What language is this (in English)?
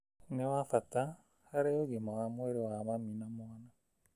Kikuyu